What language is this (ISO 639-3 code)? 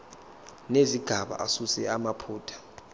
zul